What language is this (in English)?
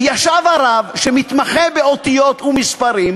Hebrew